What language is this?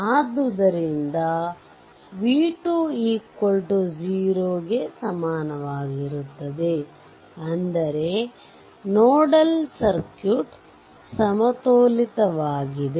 Kannada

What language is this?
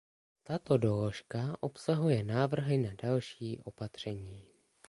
Czech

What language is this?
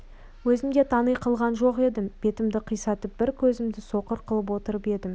Kazakh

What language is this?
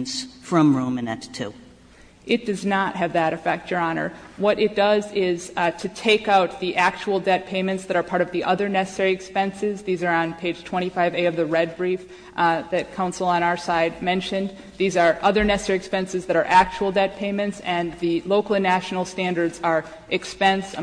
English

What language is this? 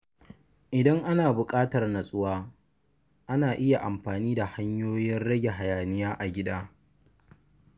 Hausa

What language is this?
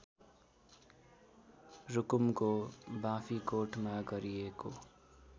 Nepali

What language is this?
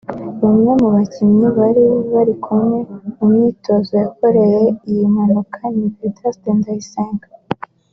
Kinyarwanda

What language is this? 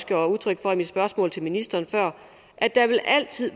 Danish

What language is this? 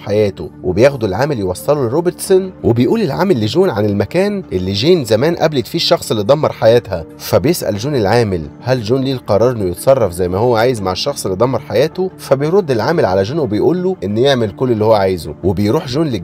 Arabic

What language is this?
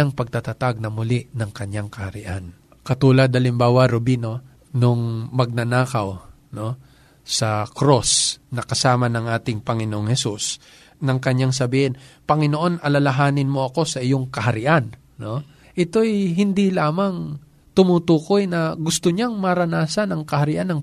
Filipino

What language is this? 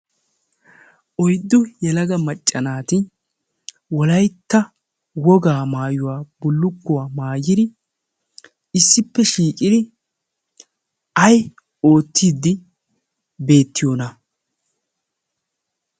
Wolaytta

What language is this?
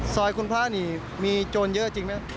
Thai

